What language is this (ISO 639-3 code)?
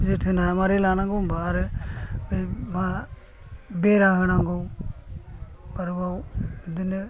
brx